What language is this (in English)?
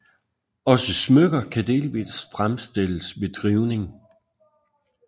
Danish